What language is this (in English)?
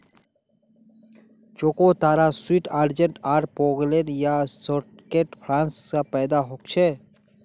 Magahi